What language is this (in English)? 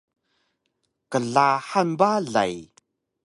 Taroko